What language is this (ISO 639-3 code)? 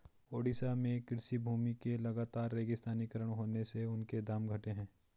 hin